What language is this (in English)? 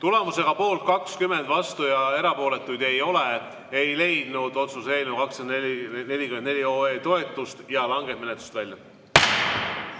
Estonian